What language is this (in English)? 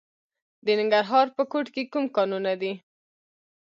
Pashto